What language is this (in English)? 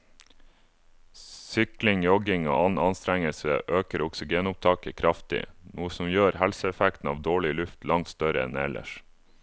Norwegian